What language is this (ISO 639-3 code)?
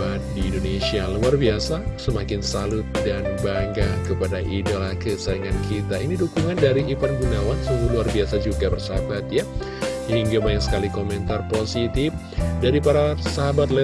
ind